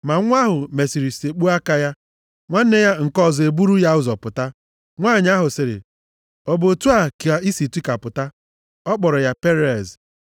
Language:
Igbo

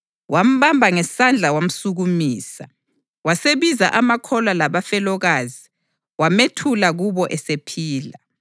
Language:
North Ndebele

